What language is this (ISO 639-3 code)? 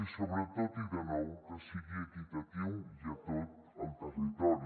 cat